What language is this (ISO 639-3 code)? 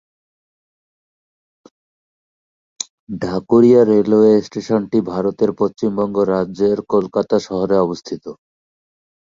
ben